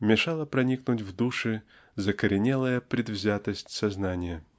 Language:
Russian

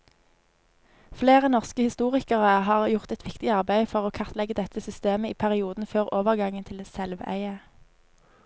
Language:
Norwegian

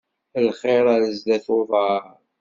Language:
Kabyle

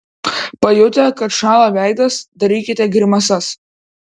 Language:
Lithuanian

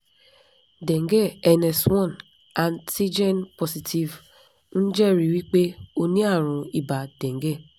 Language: Yoruba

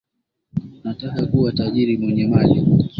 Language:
Swahili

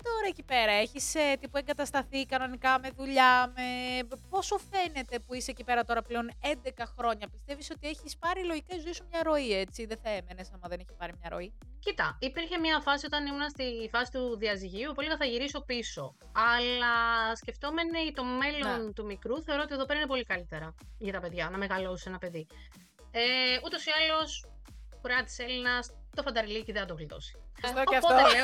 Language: Greek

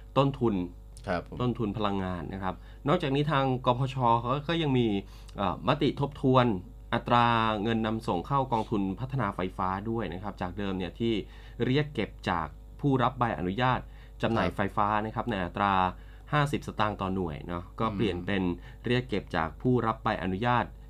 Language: Thai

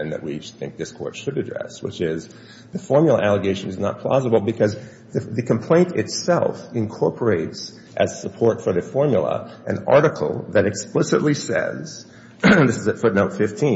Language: English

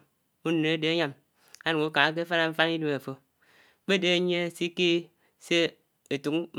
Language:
Anaang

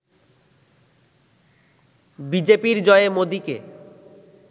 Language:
Bangla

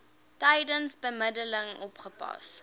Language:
Afrikaans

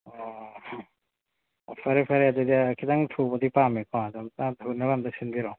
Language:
Manipuri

